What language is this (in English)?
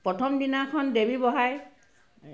Assamese